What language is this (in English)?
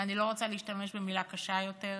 Hebrew